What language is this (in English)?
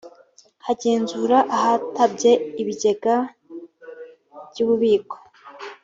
Kinyarwanda